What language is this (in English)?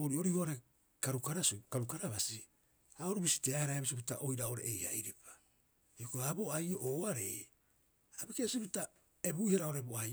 Rapoisi